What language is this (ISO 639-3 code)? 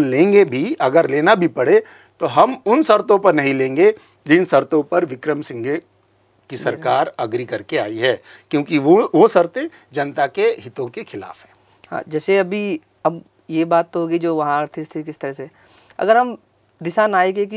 hin